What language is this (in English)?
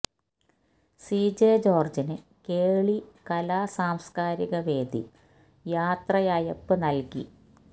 Malayalam